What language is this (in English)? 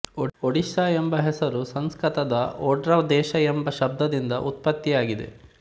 Kannada